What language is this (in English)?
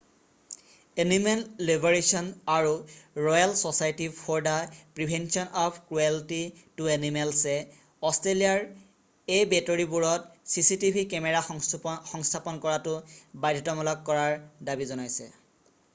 Assamese